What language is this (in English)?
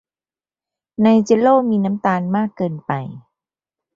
Thai